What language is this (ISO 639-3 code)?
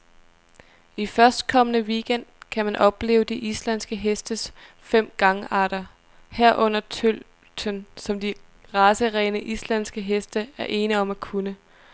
dan